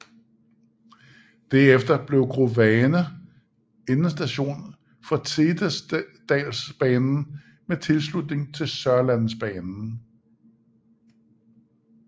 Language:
Danish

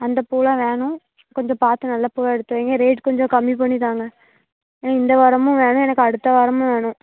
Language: Tamil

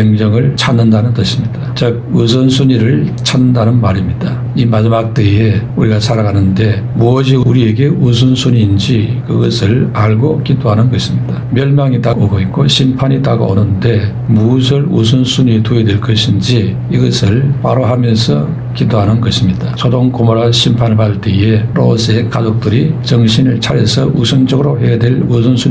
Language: Korean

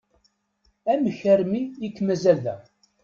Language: Kabyle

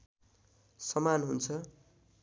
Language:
Nepali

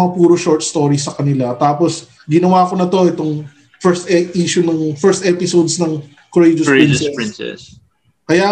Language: Filipino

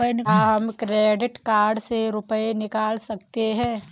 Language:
Hindi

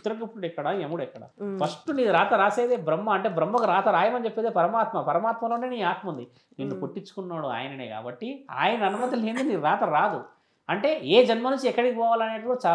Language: Telugu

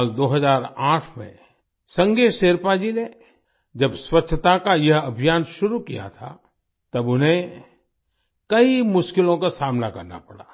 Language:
Hindi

